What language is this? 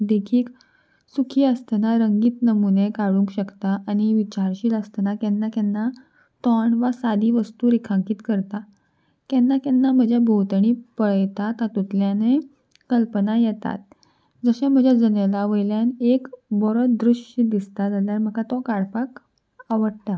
Konkani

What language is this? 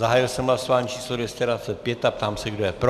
Czech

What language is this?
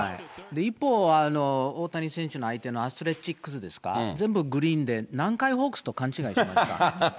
Japanese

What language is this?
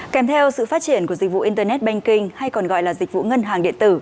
Vietnamese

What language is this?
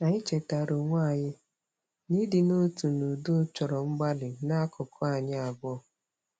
Igbo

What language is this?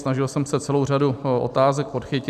Czech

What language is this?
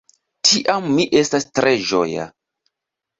Esperanto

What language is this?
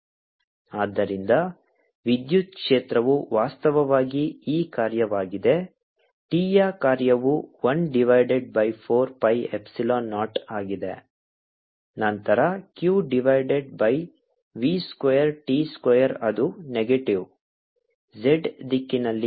Kannada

